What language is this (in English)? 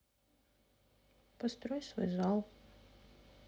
Russian